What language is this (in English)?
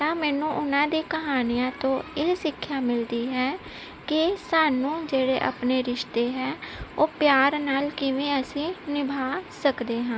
Punjabi